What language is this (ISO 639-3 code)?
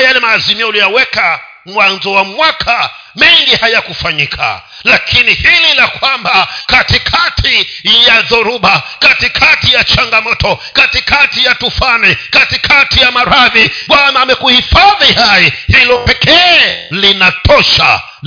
swa